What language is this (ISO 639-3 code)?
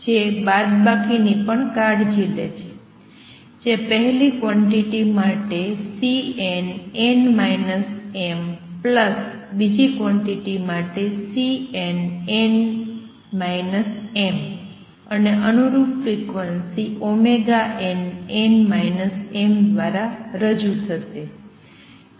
guj